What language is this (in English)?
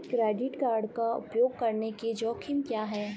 Hindi